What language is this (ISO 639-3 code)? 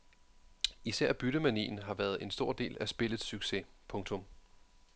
dan